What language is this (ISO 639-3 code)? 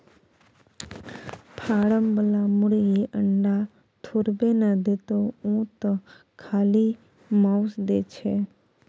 mai